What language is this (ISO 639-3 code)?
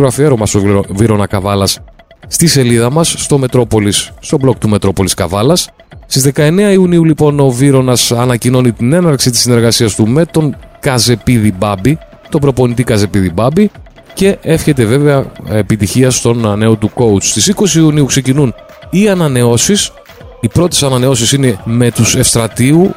ell